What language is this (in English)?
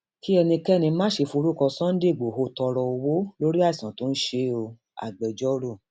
Yoruba